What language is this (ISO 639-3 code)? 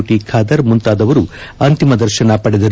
kan